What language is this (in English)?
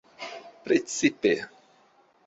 Esperanto